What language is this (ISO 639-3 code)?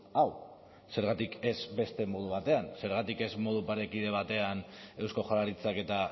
eus